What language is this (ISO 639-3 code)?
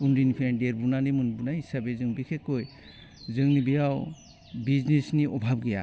brx